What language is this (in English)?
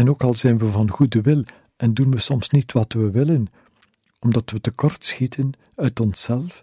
Dutch